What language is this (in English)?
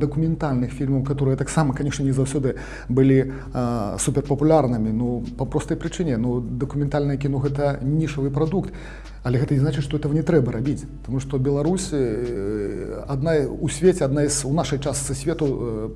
Russian